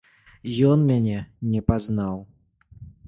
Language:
Belarusian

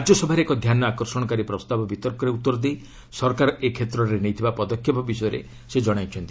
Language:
Odia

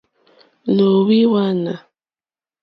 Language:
Mokpwe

